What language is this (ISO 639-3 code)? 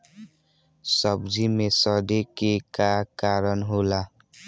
bho